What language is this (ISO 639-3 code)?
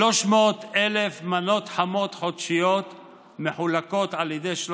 heb